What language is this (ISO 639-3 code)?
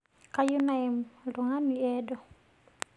mas